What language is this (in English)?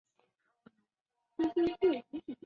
Chinese